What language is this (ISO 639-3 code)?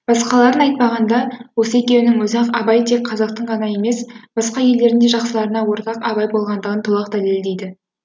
kaz